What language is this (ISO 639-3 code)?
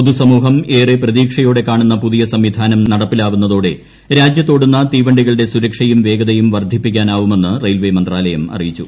mal